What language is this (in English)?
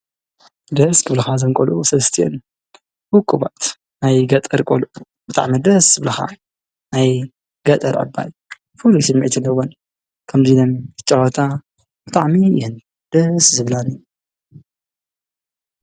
Tigrinya